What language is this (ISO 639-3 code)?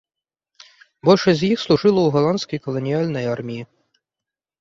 bel